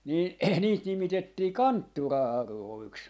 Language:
Finnish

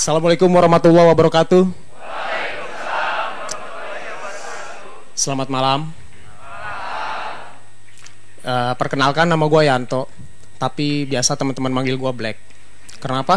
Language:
Indonesian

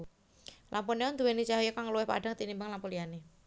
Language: Javanese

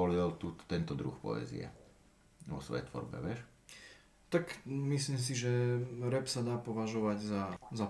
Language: Slovak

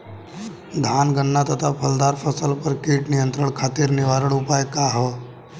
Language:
Bhojpuri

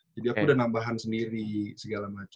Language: Indonesian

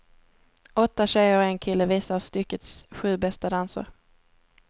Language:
Swedish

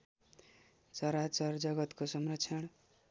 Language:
Nepali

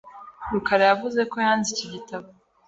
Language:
Kinyarwanda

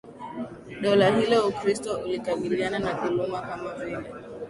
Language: Swahili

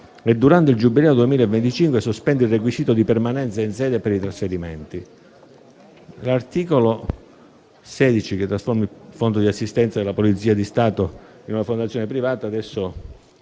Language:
Italian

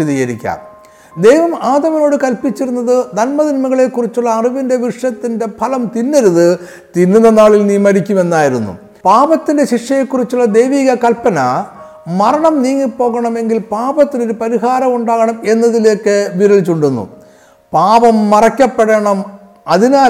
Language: Malayalam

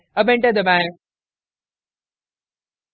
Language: Hindi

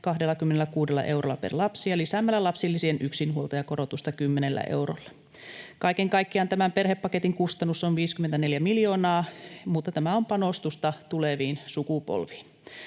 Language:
Finnish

